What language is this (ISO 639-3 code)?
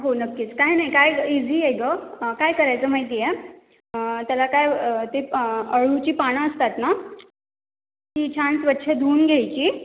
mar